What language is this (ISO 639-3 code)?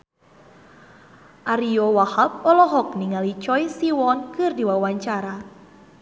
sun